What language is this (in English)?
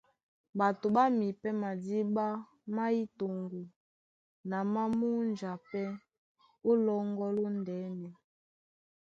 Duala